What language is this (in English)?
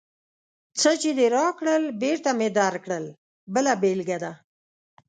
Pashto